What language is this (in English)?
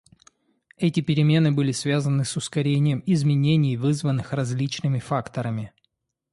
Russian